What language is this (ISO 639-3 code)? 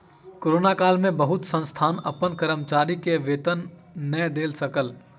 mai